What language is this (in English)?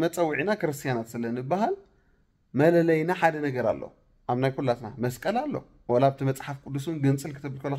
Arabic